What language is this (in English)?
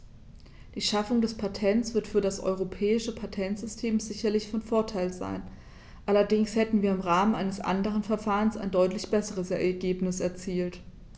German